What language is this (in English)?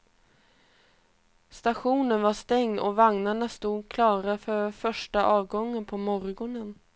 Swedish